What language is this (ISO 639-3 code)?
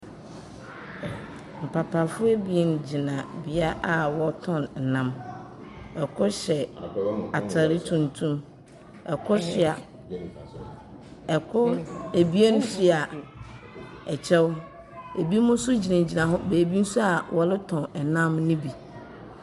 aka